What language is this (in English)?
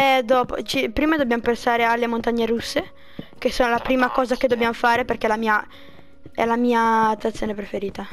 Italian